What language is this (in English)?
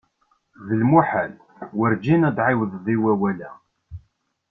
Kabyle